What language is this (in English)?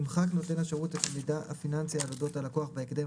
Hebrew